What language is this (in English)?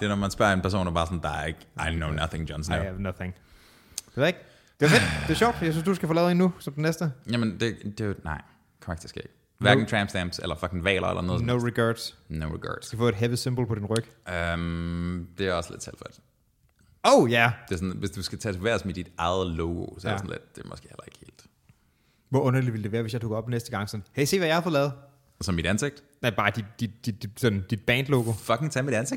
Danish